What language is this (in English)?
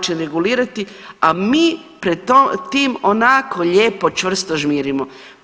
Croatian